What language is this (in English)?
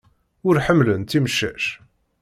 Kabyle